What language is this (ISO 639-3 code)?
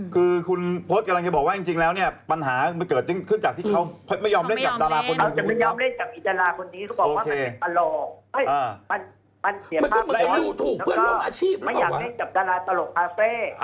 tha